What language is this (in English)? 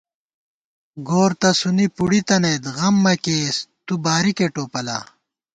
Gawar-Bati